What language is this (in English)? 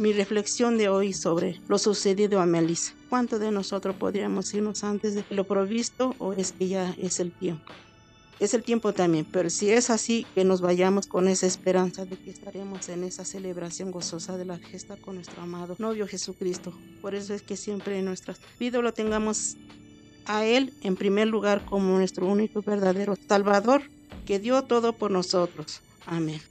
Spanish